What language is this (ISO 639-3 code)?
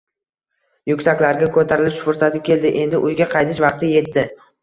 uzb